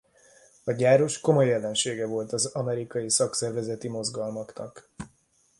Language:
Hungarian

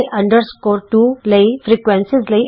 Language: Punjabi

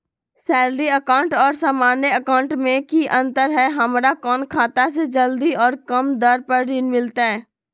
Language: Magahi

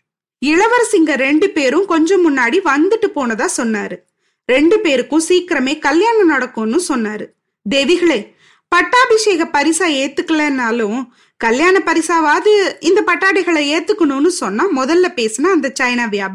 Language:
Tamil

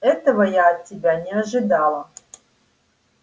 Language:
Russian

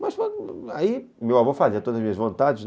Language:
Portuguese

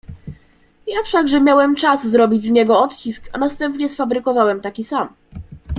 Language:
Polish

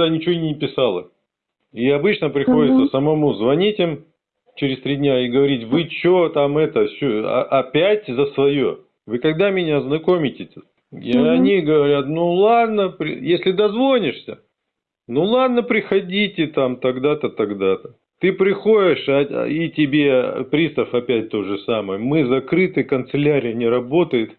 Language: Russian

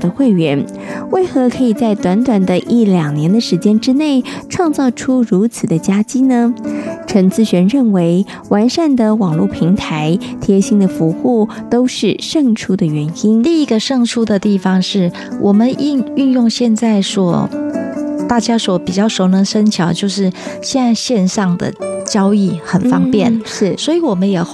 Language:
Chinese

